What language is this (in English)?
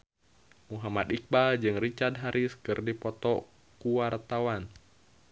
Sundanese